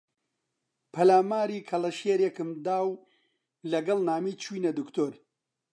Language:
Central Kurdish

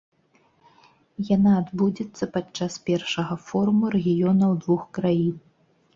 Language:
Belarusian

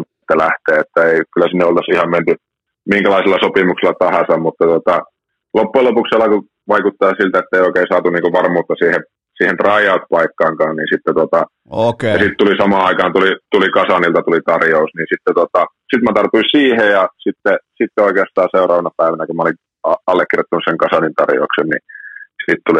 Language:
Finnish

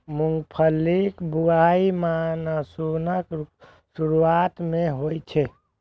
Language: Maithili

